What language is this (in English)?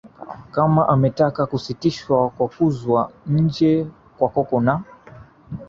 Swahili